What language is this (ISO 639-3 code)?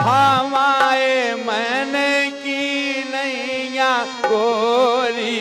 hin